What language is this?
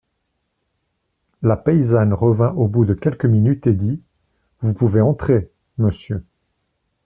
French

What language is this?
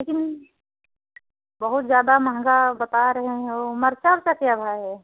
Hindi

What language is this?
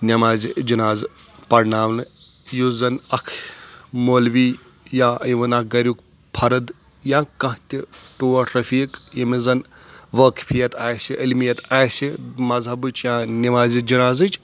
Kashmiri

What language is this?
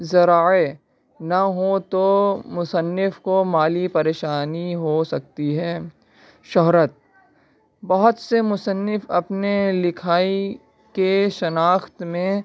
Urdu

